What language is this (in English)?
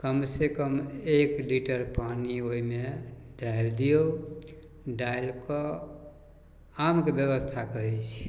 Maithili